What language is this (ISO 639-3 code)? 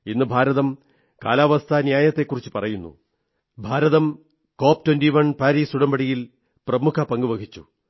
mal